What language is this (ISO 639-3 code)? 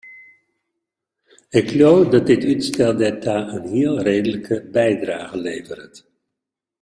fry